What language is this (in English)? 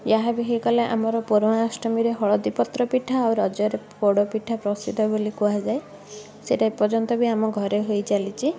Odia